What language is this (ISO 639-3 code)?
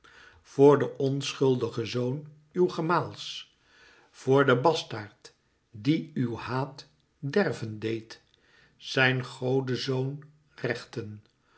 nld